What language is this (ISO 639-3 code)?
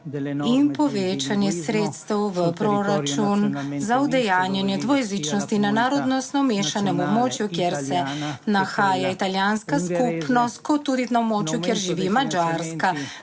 slv